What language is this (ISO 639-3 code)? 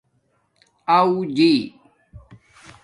dmk